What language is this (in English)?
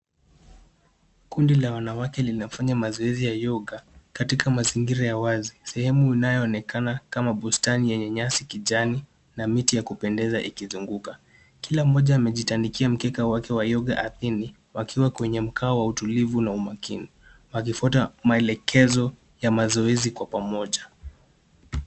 Swahili